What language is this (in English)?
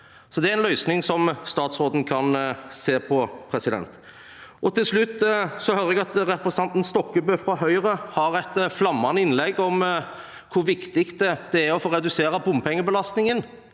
Norwegian